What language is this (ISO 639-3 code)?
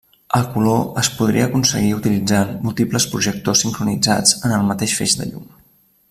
cat